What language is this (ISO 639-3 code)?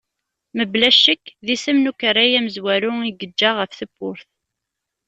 kab